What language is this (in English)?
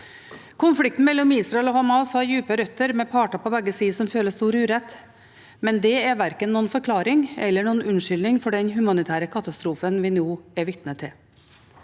Norwegian